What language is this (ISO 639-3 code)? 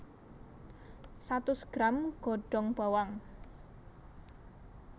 jav